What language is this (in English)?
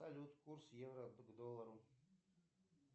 Russian